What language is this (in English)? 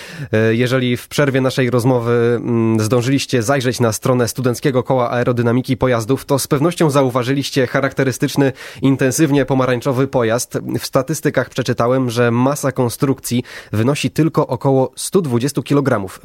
Polish